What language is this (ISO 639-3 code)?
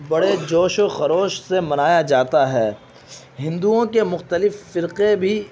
urd